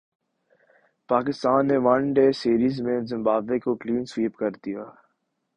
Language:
Urdu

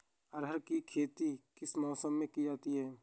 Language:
Hindi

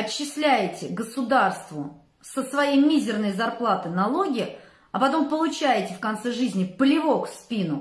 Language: Russian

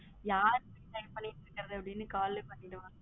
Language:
Tamil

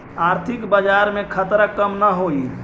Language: Magahi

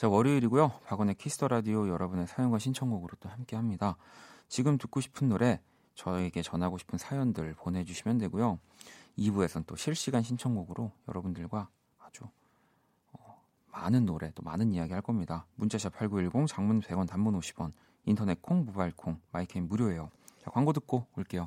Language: Korean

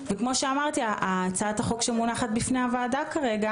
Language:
Hebrew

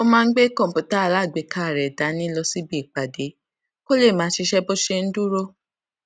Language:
Yoruba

